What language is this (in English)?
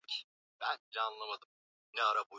Swahili